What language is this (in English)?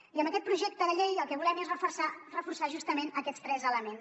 Catalan